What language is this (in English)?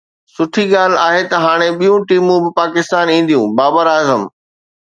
Sindhi